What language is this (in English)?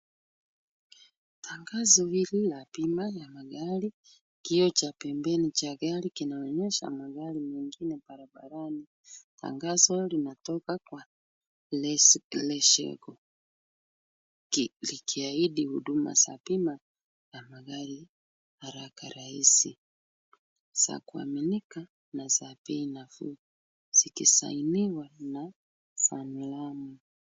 Swahili